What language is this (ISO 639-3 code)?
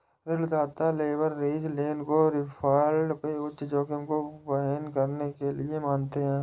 hin